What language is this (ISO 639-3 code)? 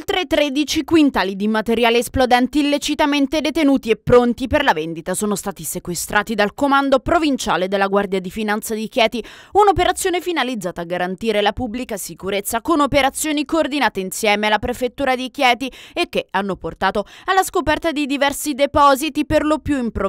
ita